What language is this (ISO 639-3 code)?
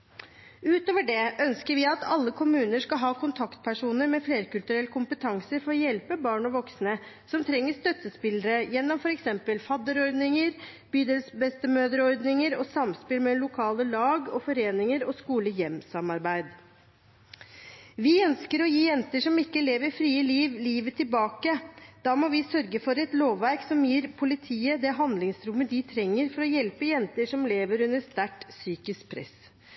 nob